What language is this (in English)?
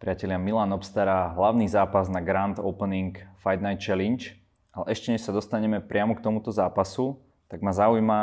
Slovak